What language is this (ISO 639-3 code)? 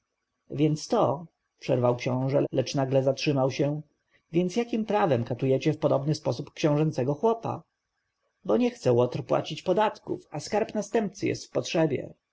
pol